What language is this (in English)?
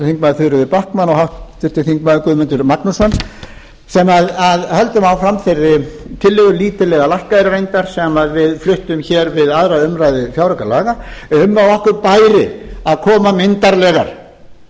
Icelandic